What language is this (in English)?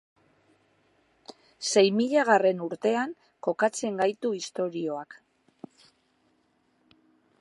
Basque